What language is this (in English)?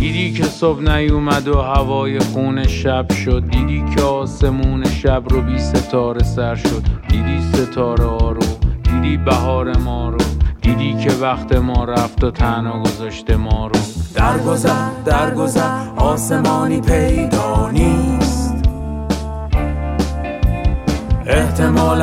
Persian